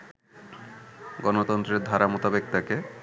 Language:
Bangla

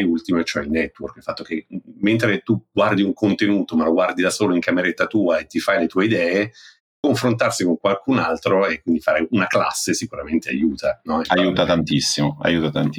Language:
Italian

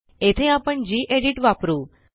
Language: Marathi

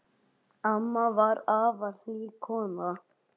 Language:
Icelandic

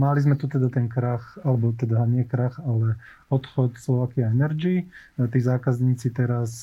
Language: Slovak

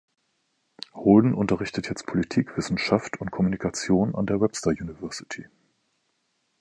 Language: German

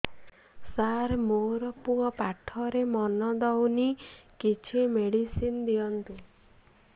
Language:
Odia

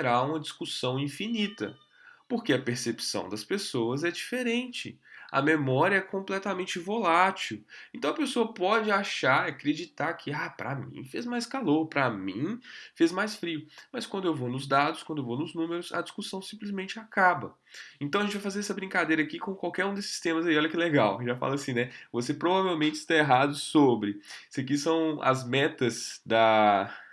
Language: Portuguese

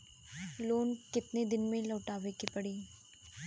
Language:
Bhojpuri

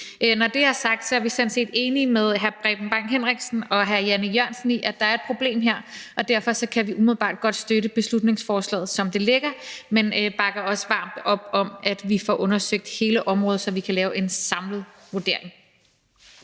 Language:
Danish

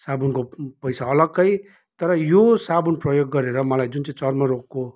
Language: Nepali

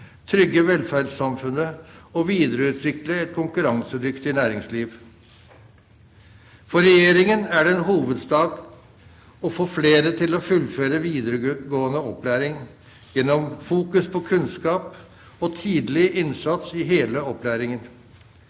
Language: Norwegian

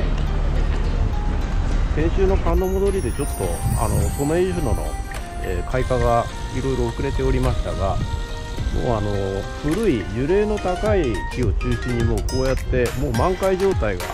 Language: Japanese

